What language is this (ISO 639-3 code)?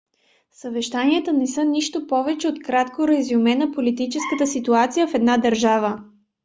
bul